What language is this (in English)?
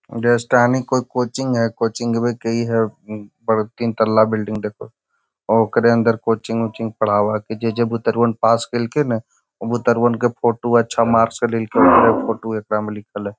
Magahi